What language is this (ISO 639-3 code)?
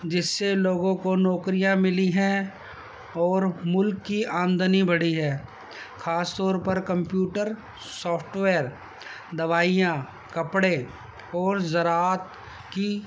urd